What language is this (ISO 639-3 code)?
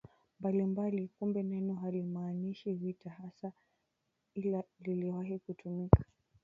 swa